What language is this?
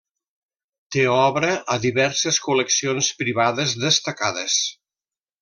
Catalan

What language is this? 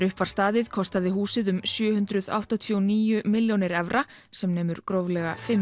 Icelandic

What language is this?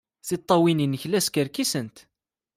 Kabyle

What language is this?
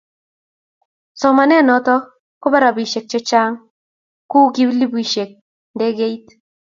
Kalenjin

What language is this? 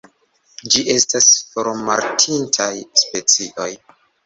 Esperanto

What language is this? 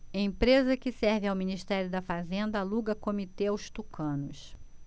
Portuguese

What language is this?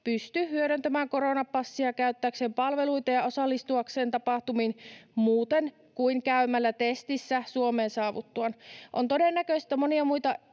Finnish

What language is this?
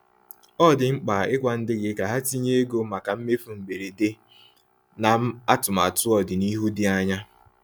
Igbo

